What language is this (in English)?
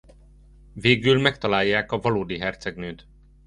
Hungarian